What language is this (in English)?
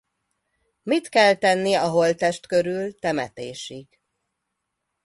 Hungarian